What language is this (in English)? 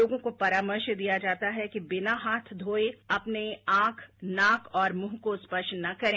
Hindi